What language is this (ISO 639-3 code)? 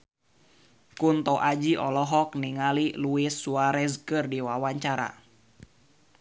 sun